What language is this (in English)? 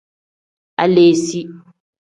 Tem